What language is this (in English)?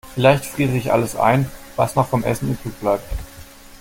German